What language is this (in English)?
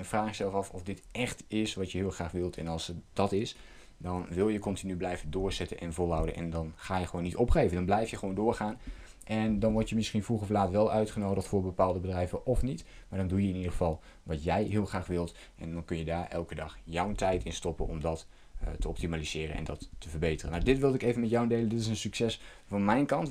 Dutch